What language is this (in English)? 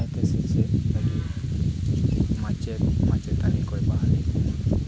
Santali